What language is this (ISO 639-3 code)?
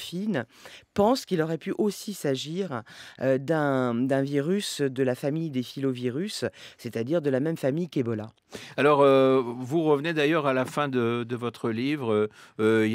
fra